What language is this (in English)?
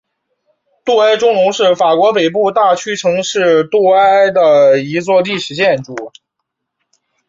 Chinese